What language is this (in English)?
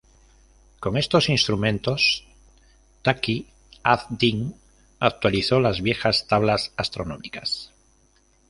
Spanish